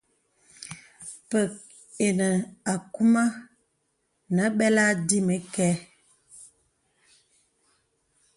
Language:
Bebele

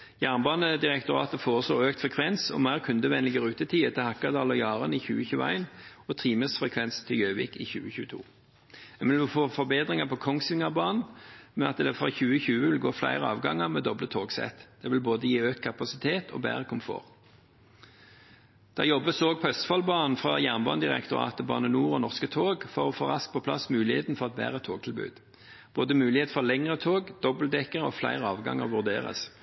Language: Norwegian Bokmål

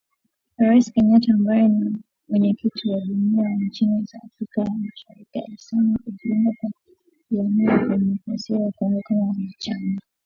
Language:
Swahili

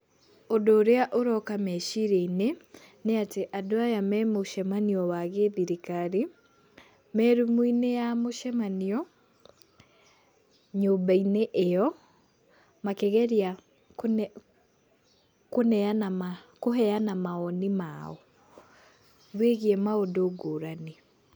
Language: Kikuyu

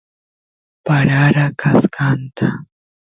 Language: Santiago del Estero Quichua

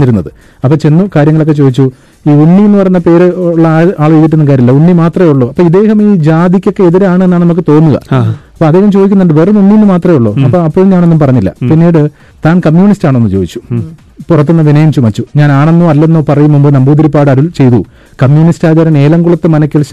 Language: Malayalam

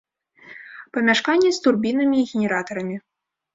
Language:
Belarusian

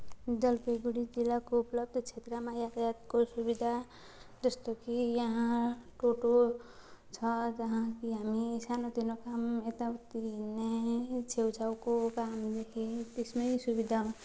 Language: Nepali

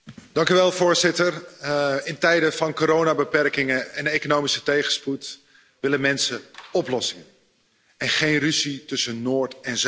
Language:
Dutch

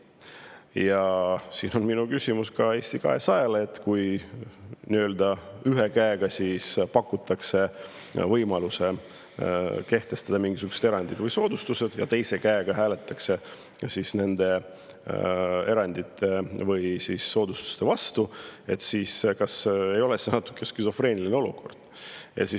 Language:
Estonian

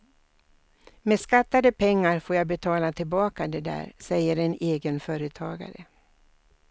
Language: Swedish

